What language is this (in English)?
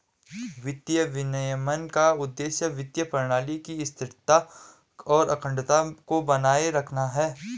Hindi